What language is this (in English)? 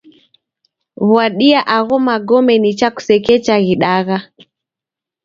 Taita